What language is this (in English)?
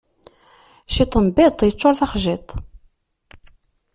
Kabyle